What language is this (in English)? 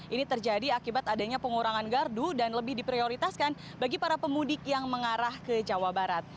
Indonesian